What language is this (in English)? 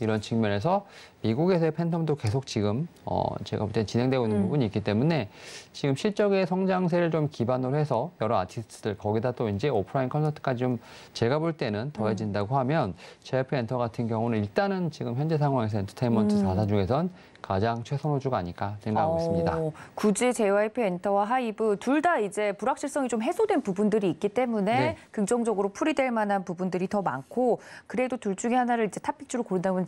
Korean